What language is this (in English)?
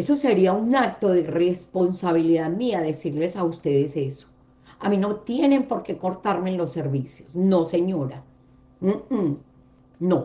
Spanish